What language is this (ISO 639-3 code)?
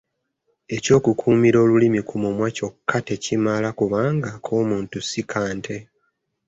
lug